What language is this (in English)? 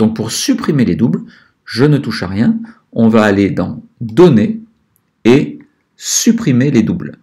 French